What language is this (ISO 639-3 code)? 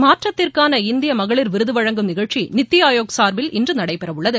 tam